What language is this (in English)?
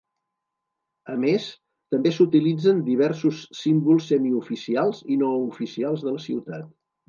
Catalan